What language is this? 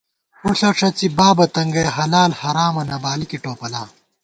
Gawar-Bati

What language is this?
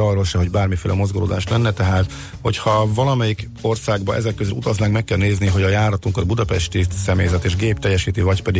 Hungarian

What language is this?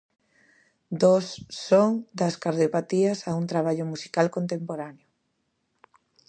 Galician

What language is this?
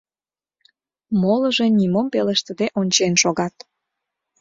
Mari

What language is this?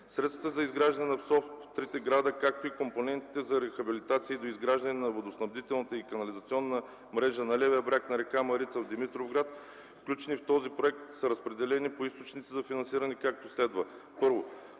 Bulgarian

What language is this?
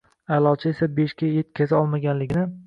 Uzbek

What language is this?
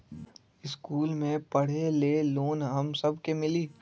Magahi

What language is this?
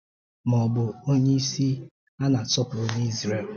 Igbo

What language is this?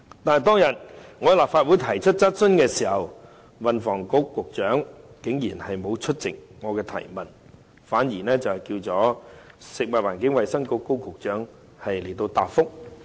Cantonese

